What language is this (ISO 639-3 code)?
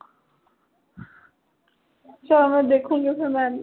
pan